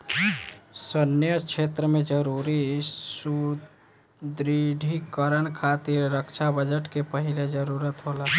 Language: Bhojpuri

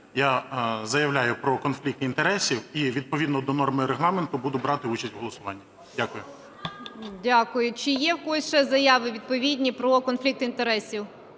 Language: Ukrainian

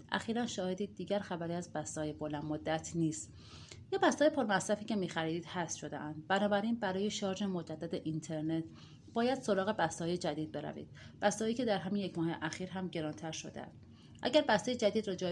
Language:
Persian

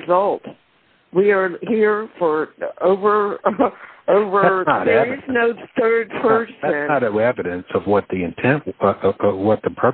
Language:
English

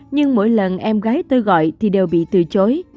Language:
Vietnamese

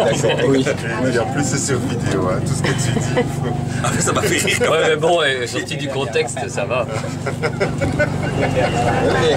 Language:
French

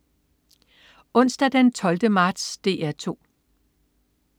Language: Danish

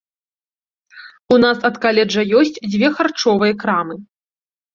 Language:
Belarusian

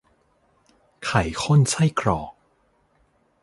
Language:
Thai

